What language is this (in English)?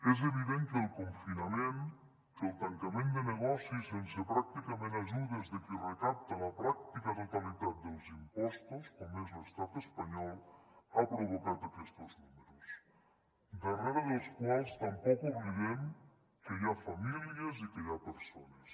Catalan